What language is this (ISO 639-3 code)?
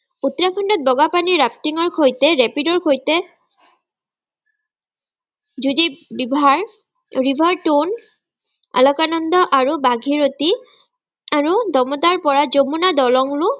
asm